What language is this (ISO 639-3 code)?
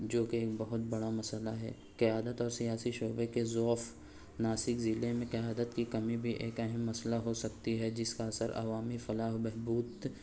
urd